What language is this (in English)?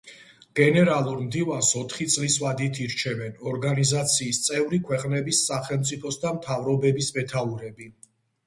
Georgian